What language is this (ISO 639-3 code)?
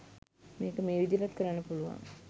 sin